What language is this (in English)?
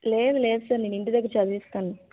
Telugu